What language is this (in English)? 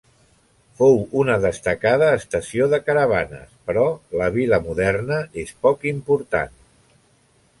Catalan